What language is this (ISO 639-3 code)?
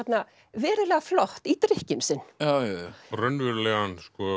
isl